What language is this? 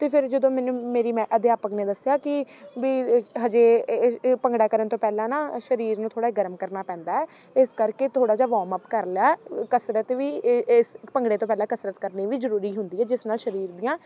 Punjabi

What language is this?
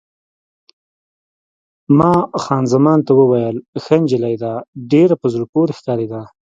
Pashto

